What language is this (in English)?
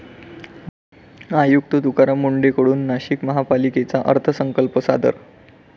Marathi